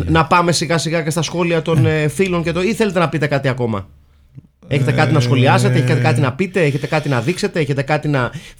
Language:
Greek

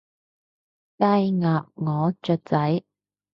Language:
Cantonese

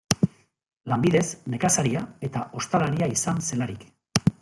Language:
Basque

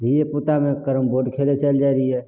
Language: Maithili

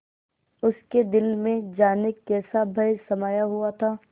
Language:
Hindi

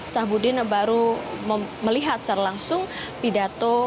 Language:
Indonesian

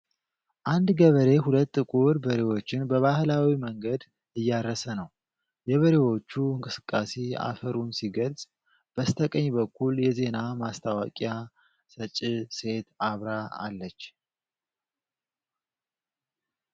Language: Amharic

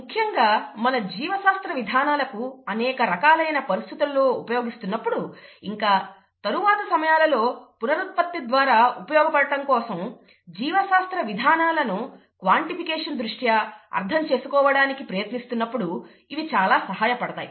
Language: Telugu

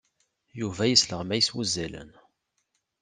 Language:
Kabyle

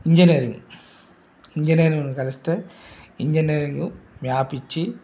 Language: Telugu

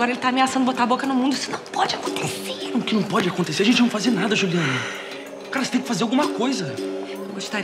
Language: Portuguese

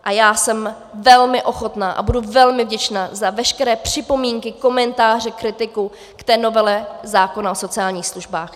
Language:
Czech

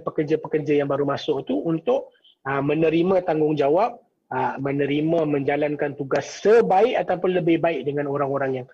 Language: Malay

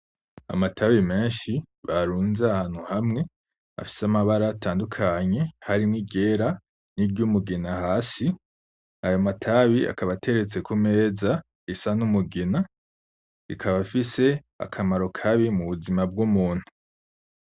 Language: Rundi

